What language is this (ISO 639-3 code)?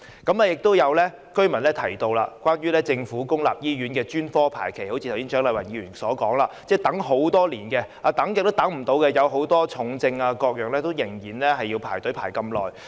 yue